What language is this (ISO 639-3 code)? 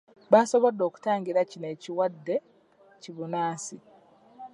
lug